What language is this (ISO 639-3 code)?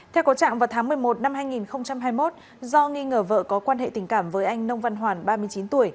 vie